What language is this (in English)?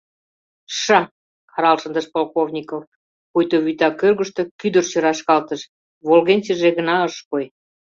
Mari